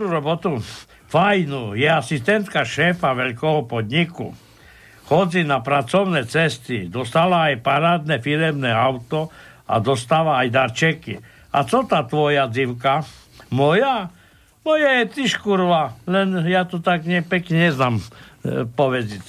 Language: Slovak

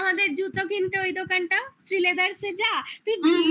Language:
Bangla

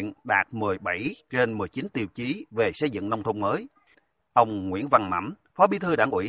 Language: Vietnamese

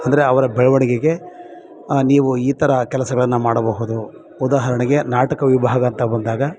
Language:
Kannada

